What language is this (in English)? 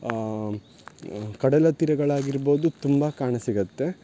Kannada